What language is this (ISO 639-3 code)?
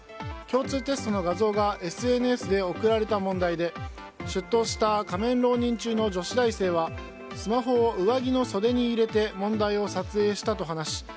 jpn